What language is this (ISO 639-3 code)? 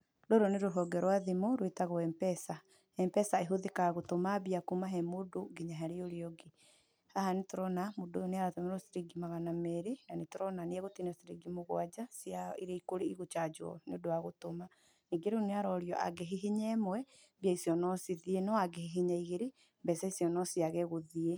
kik